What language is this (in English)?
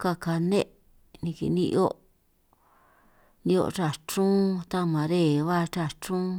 San Martín Itunyoso Triqui